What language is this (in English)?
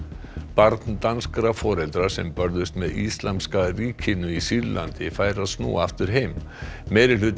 Icelandic